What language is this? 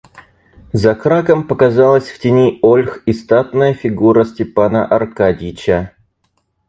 Russian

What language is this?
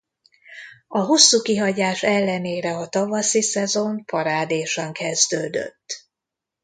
Hungarian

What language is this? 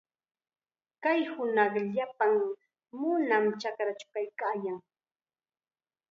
Chiquián Ancash Quechua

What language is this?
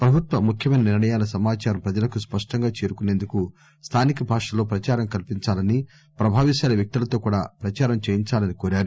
Telugu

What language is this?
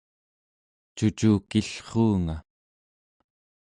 Central Yupik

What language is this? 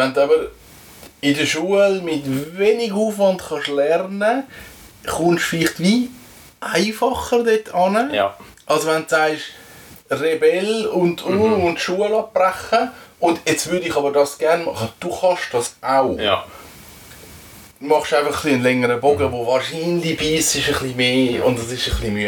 German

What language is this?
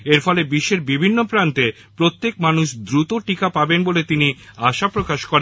Bangla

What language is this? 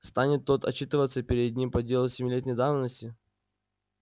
Russian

